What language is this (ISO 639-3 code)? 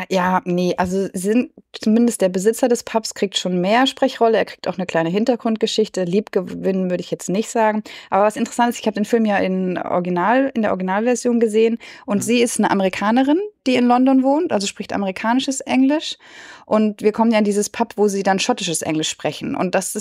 deu